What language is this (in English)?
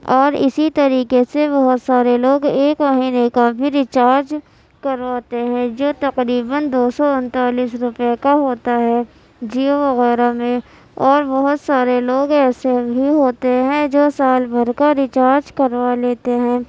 Urdu